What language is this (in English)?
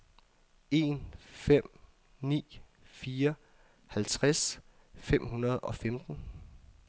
Danish